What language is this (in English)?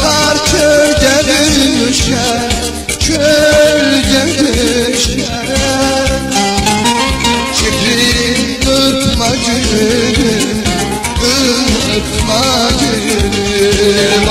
Arabic